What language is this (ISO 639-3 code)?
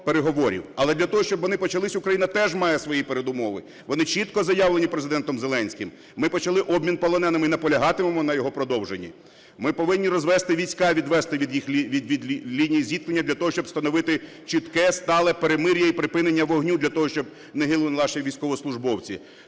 ukr